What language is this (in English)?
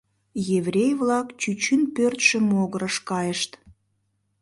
Mari